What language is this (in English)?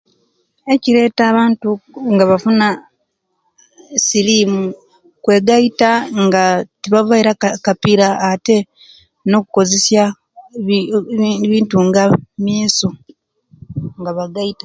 Kenyi